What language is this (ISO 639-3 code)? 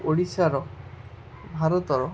ori